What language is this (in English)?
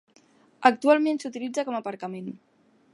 Catalan